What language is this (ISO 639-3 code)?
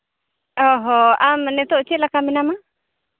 sat